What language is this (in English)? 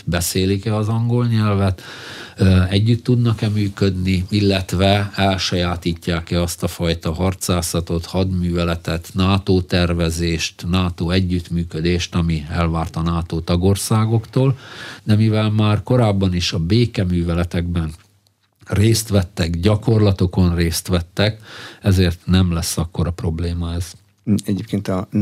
Hungarian